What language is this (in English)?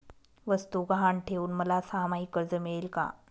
Marathi